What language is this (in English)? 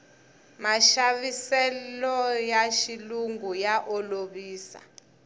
Tsonga